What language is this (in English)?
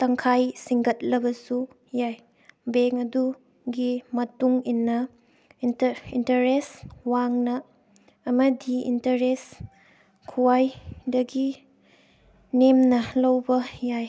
Manipuri